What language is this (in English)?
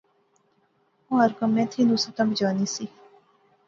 Pahari-Potwari